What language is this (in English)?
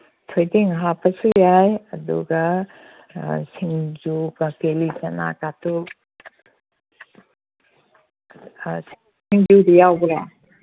Manipuri